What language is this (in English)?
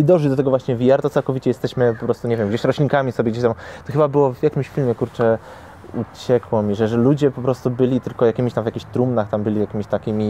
Polish